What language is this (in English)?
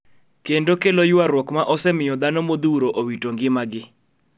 Luo (Kenya and Tanzania)